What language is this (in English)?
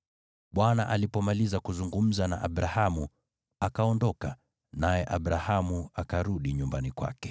Swahili